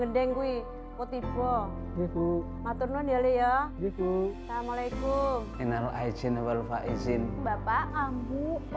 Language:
Indonesian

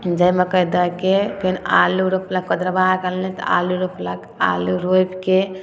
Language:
Maithili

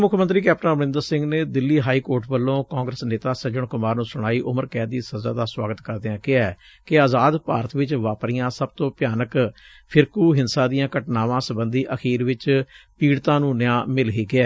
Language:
Punjabi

